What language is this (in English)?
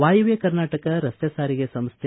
Kannada